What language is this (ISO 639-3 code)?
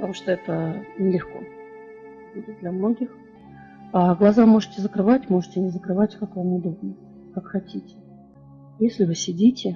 rus